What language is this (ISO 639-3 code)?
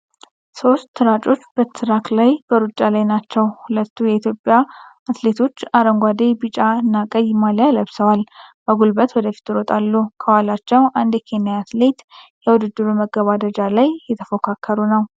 amh